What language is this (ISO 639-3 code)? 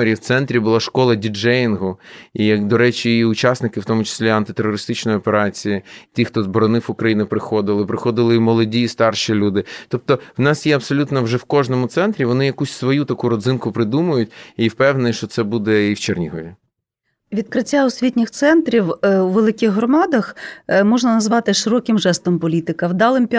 ukr